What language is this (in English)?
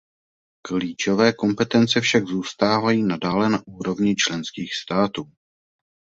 Czech